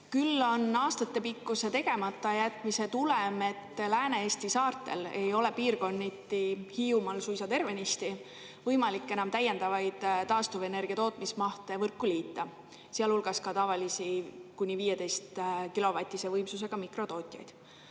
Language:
Estonian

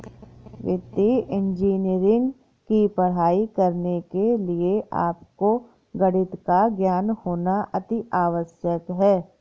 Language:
Hindi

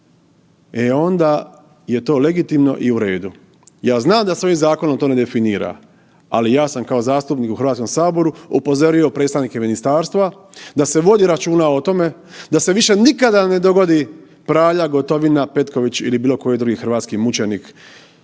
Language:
Croatian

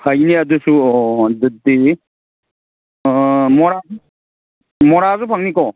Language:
Manipuri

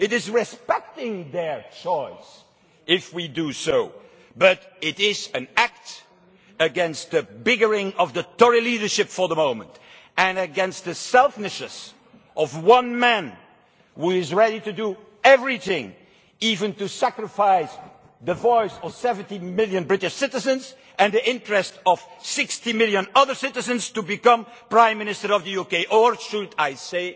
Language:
English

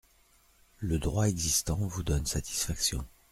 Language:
French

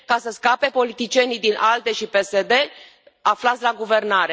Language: Romanian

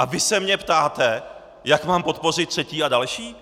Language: Czech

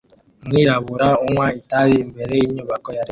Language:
Kinyarwanda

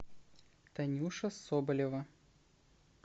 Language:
Russian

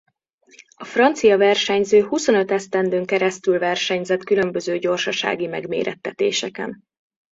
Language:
Hungarian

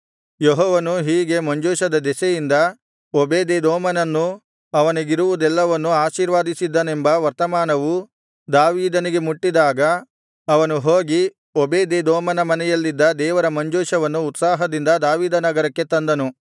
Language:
Kannada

